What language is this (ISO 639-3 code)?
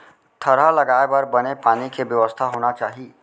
hne